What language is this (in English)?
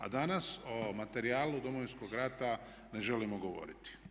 Croatian